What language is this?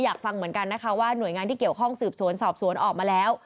Thai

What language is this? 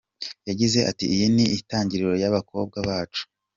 Kinyarwanda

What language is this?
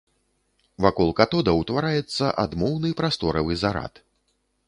Belarusian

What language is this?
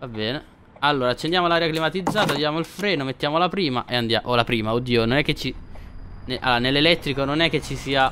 Italian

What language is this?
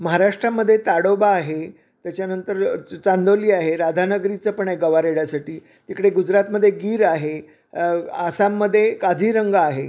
Marathi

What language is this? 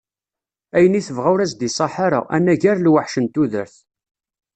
Kabyle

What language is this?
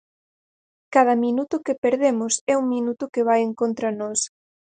Galician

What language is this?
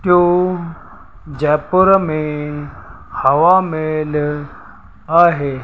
Sindhi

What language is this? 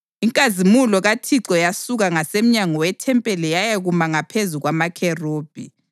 North Ndebele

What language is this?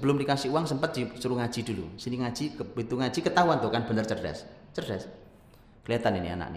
Indonesian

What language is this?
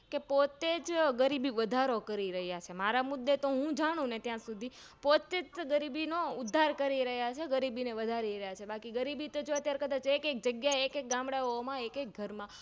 Gujarati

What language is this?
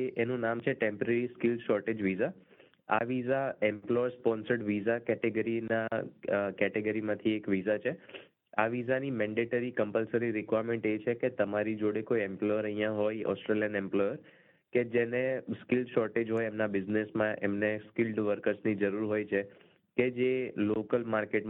Gujarati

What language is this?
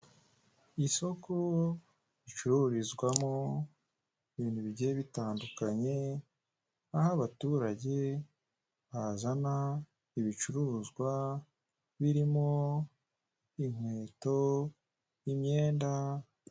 Kinyarwanda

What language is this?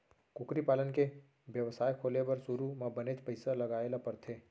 Chhattisgarhi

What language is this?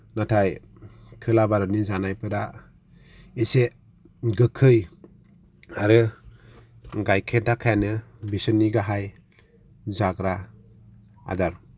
Bodo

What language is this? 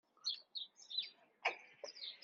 Kabyle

